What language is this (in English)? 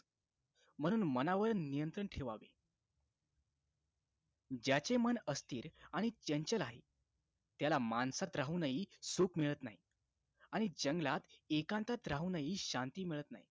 Marathi